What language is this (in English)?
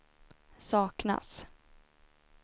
Swedish